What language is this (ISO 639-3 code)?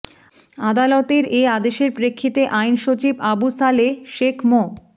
ben